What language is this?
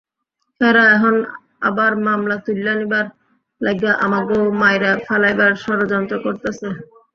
Bangla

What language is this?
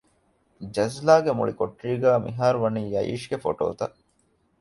Divehi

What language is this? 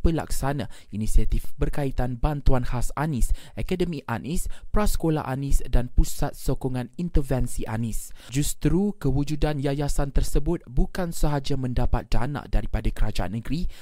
Malay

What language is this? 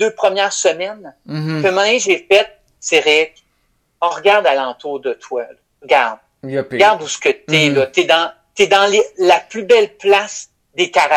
French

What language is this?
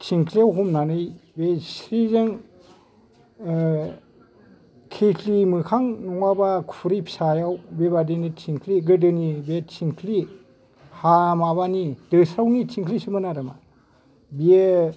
Bodo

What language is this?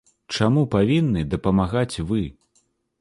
Belarusian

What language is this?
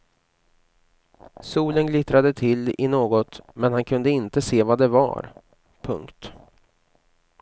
Swedish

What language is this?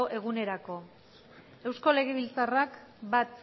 Basque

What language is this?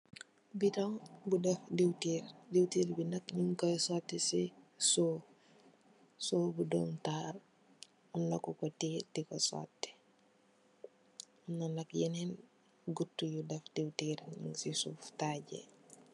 Wolof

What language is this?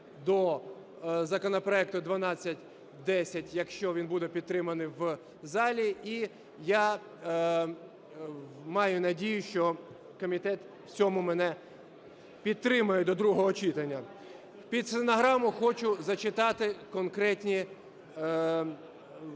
Ukrainian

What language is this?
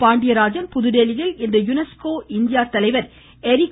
Tamil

